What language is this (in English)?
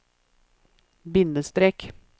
Norwegian